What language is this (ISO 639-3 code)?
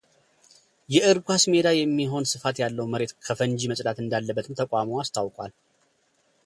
amh